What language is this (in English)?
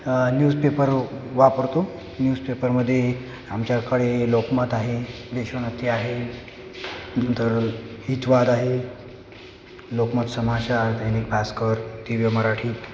Marathi